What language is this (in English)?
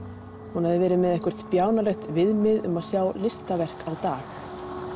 Icelandic